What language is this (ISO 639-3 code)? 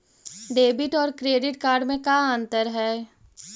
mag